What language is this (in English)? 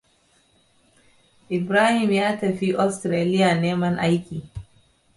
Hausa